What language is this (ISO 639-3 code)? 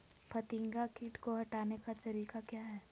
mag